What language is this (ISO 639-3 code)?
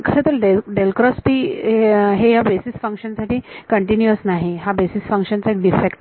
mar